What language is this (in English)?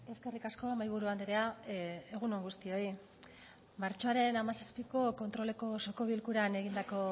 Basque